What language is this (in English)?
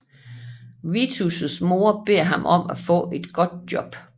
Danish